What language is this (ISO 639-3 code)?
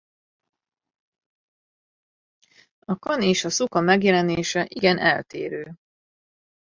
hun